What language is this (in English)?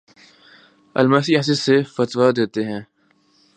Urdu